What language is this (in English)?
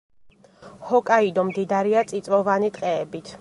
Georgian